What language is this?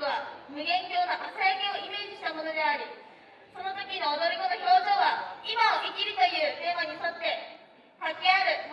Japanese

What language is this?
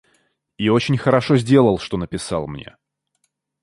Russian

